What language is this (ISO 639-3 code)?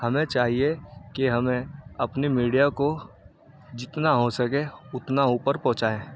urd